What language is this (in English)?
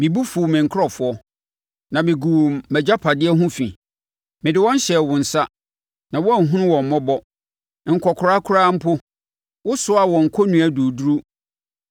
Akan